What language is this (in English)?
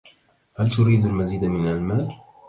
Arabic